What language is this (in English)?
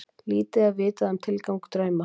Icelandic